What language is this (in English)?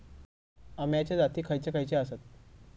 Marathi